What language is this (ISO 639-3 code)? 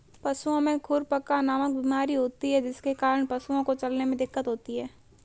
hin